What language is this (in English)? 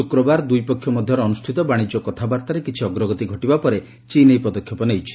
Odia